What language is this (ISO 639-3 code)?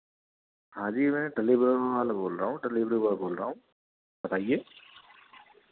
hin